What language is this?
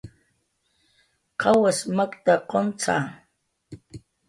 Jaqaru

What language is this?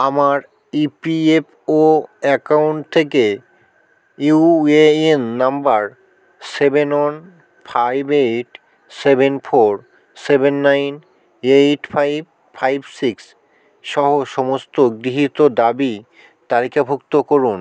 Bangla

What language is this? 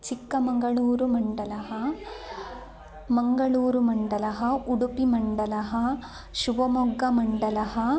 Sanskrit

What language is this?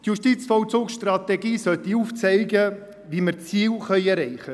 Swiss German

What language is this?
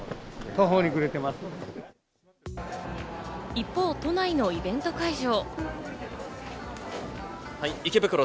Japanese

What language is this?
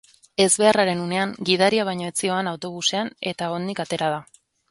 Basque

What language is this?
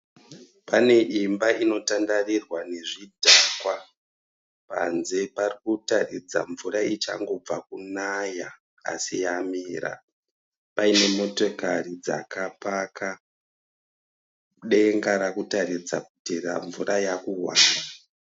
Shona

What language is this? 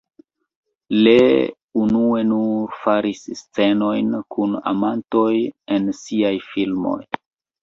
Esperanto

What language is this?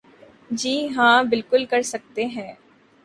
Urdu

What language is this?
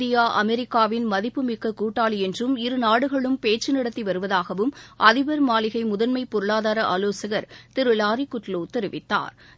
Tamil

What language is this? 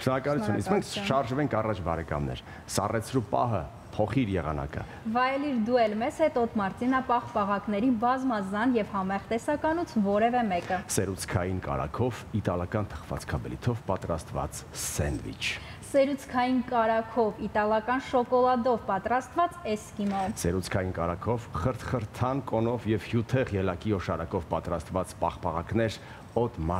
Romanian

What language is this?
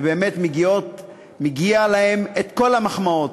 Hebrew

